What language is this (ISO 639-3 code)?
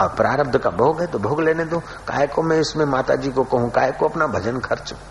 hin